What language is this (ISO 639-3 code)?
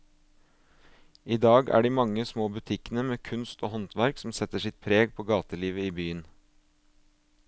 nor